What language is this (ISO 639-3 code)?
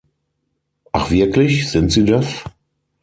deu